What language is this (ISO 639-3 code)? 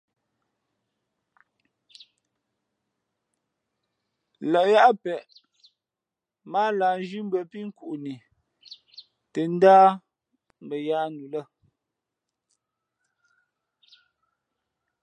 fmp